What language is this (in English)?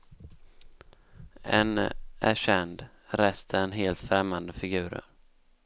Swedish